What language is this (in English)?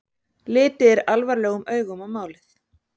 Icelandic